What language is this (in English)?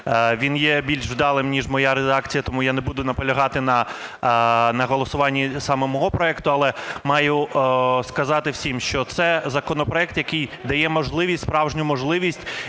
Ukrainian